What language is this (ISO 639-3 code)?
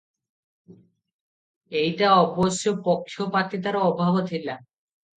ori